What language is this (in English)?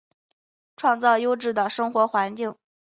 Chinese